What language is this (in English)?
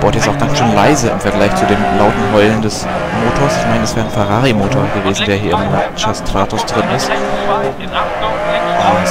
German